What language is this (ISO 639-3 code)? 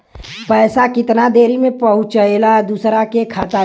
bho